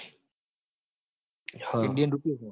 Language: Gujarati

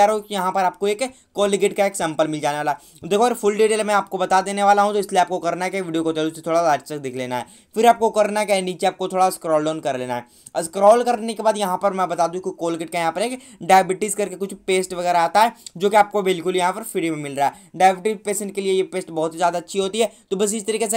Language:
Hindi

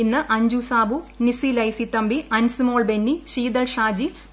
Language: Malayalam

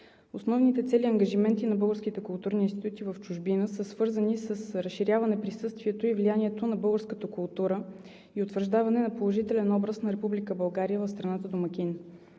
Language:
Bulgarian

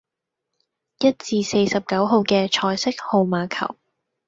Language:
Cantonese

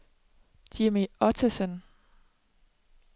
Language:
Danish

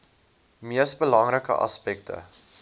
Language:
Afrikaans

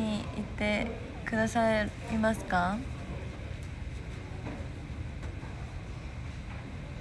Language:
Japanese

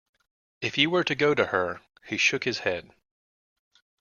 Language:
English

